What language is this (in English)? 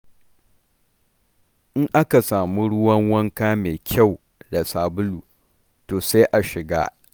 Hausa